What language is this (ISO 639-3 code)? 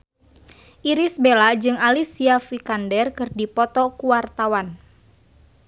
sun